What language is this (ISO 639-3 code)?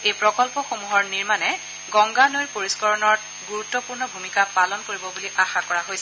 asm